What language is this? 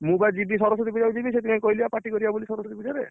Odia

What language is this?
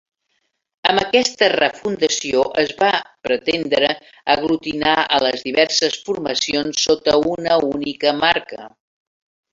Catalan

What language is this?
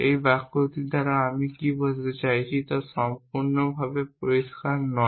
Bangla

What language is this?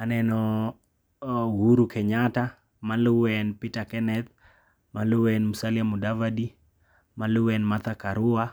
Luo (Kenya and Tanzania)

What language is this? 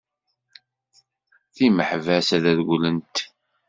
Kabyle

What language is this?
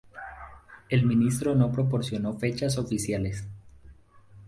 Spanish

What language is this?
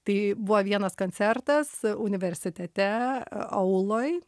Lithuanian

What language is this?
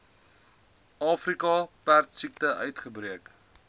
Afrikaans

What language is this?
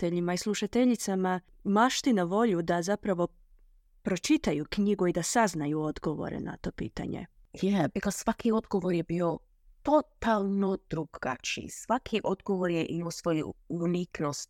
Croatian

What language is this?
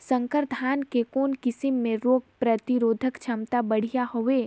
Chhattisgarhi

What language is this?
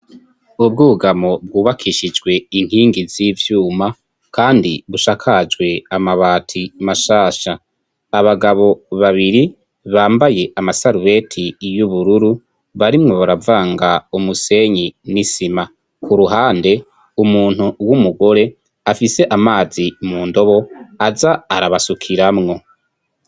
Rundi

